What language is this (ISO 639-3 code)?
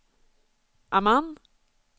swe